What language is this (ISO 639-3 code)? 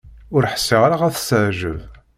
kab